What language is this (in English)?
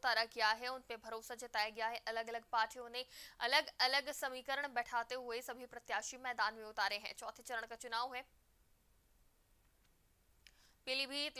Hindi